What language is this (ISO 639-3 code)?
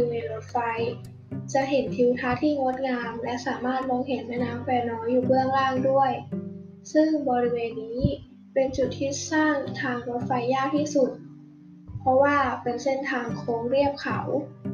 tha